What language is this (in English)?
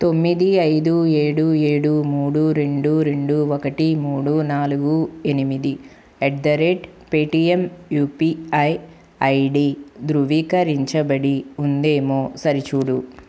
Telugu